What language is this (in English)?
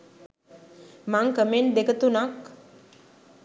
Sinhala